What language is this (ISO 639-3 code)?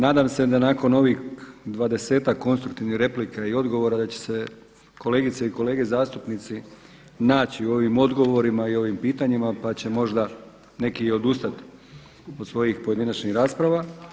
hrv